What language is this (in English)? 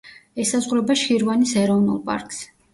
Georgian